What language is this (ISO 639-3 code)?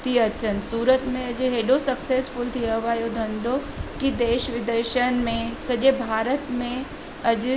snd